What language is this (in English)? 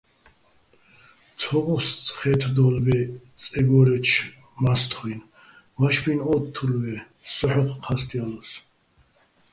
Bats